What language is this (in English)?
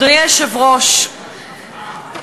Hebrew